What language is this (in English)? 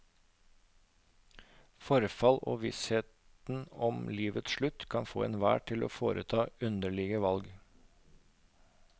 Norwegian